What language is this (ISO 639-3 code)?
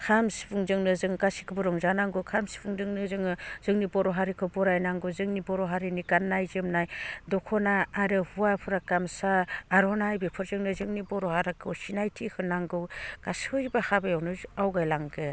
brx